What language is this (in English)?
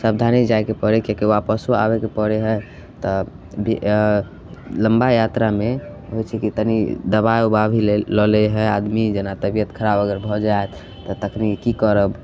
Maithili